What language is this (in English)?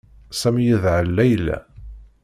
Kabyle